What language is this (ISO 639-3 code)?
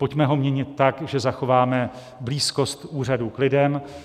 ces